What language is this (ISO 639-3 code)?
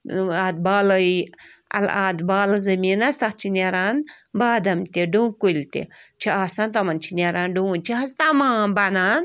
kas